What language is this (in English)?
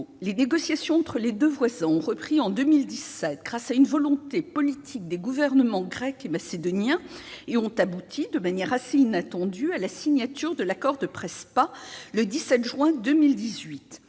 French